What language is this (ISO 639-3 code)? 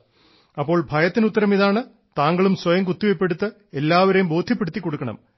mal